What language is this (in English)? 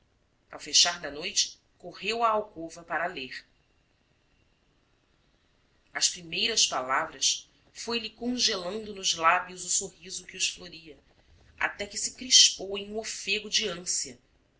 Portuguese